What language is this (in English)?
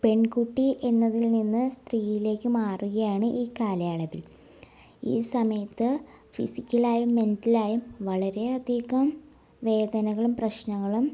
Malayalam